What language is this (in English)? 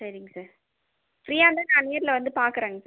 Tamil